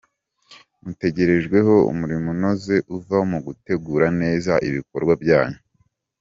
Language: Kinyarwanda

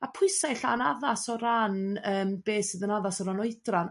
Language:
Welsh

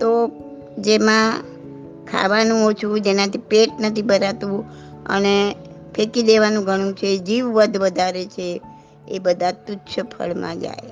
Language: Gujarati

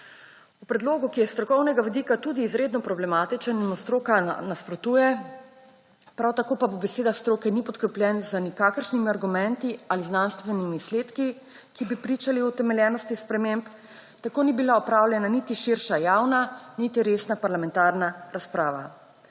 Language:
Slovenian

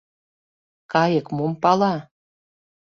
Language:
Mari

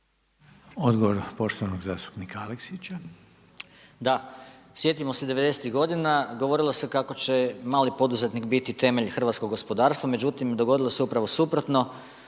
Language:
Croatian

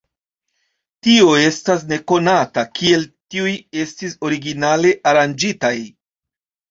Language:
Esperanto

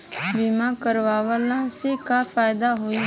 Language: Bhojpuri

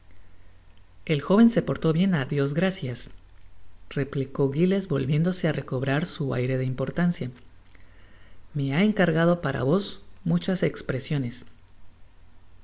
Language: Spanish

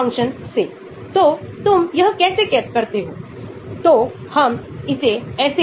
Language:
Hindi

